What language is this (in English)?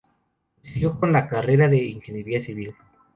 Spanish